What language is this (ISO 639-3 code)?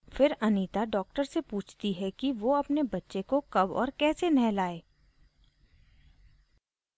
hin